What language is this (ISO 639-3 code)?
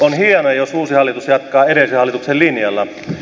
fin